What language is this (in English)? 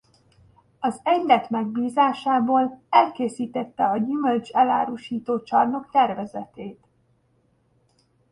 Hungarian